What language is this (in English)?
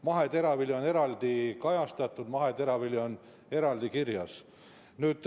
Estonian